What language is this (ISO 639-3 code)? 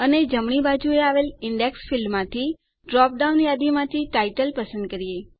guj